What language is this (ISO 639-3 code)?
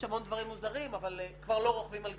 heb